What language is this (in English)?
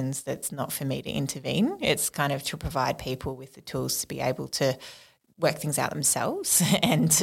English